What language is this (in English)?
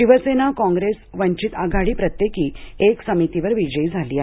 Marathi